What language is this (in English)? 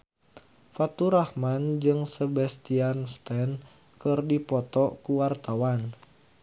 Sundanese